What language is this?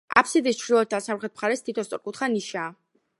Georgian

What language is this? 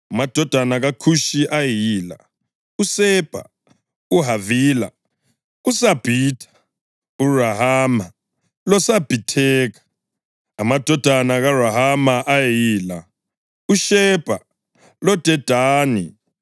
North Ndebele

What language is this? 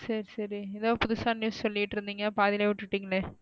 Tamil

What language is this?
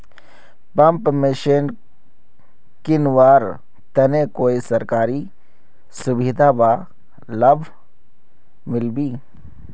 Magahi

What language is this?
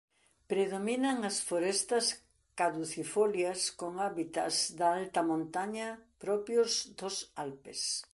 Galician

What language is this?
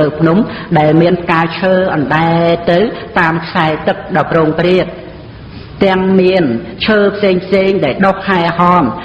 Khmer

